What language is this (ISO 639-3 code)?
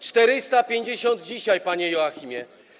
pol